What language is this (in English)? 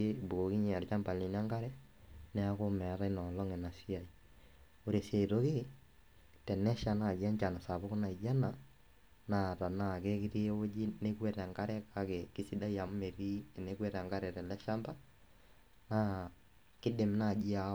Masai